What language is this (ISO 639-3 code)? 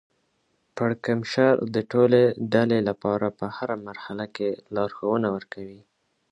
pus